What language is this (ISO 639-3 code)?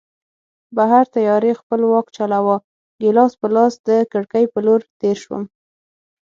pus